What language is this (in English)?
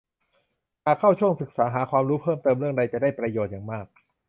Thai